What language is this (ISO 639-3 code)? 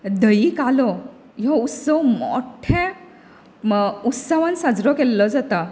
kok